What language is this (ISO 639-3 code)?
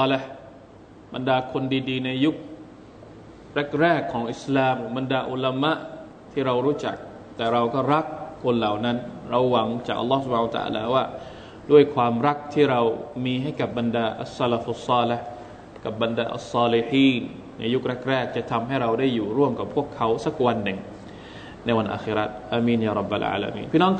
tha